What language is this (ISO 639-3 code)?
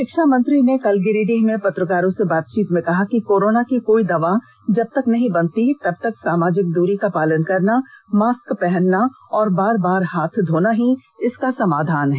hin